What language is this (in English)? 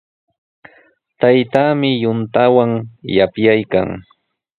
Sihuas Ancash Quechua